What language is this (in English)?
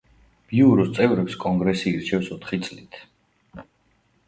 Georgian